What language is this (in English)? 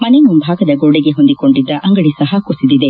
Kannada